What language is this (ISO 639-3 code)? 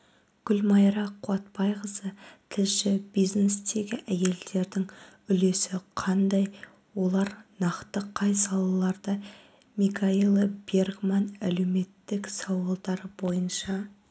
kaz